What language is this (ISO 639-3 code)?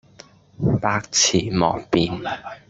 yue